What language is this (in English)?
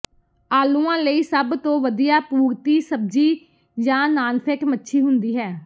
Punjabi